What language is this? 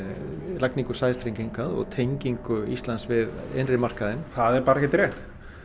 Icelandic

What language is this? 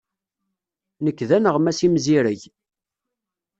Kabyle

